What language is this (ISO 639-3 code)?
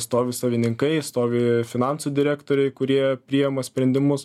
lit